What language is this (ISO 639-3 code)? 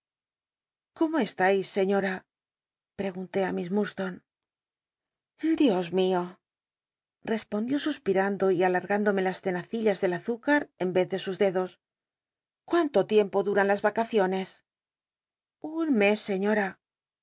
spa